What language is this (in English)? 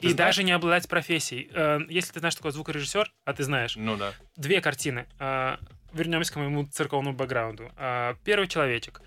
Russian